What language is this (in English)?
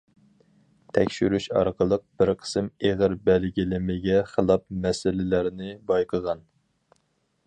Uyghur